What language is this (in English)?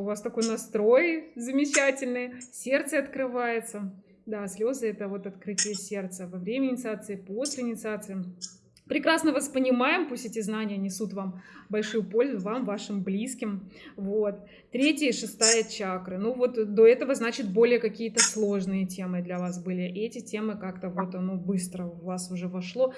Russian